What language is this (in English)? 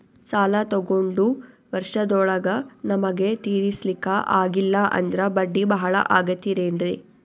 Kannada